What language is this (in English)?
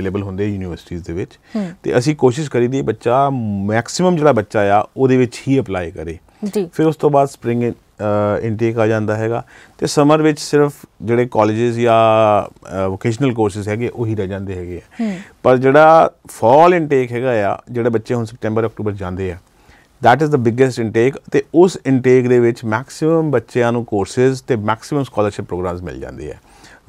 Punjabi